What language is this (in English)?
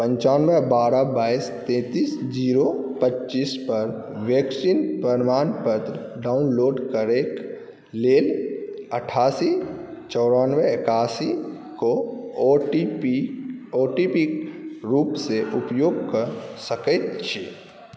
Maithili